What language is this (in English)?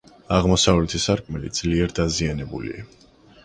Georgian